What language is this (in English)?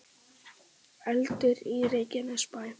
Icelandic